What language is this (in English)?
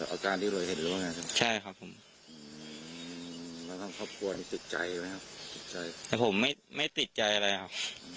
Thai